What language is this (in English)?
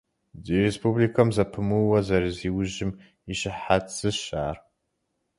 Kabardian